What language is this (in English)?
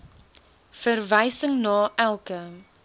Afrikaans